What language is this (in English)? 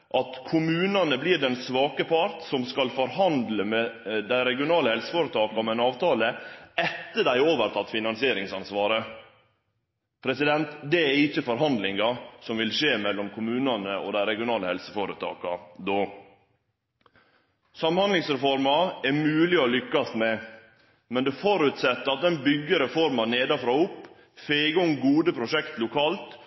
Norwegian Nynorsk